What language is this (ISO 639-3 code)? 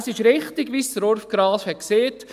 gsw